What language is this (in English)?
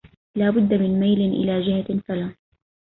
Arabic